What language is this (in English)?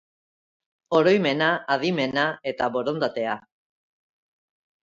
Basque